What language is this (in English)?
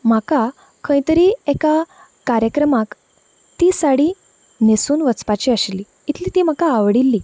Konkani